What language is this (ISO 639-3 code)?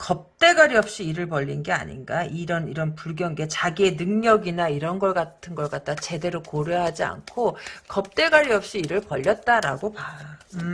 kor